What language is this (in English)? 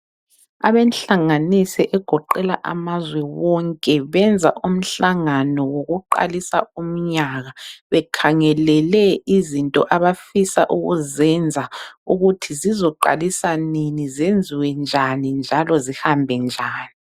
North Ndebele